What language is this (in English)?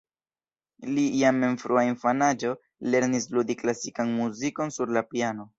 Esperanto